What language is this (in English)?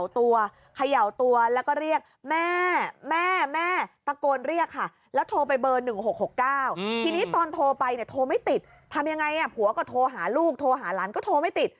Thai